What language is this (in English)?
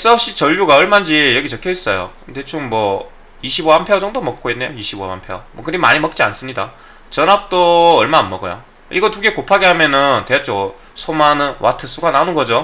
Korean